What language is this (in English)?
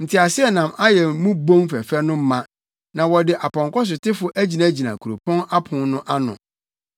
Akan